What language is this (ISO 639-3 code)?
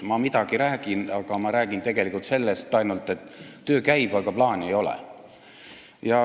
est